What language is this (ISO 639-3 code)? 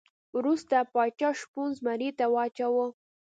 pus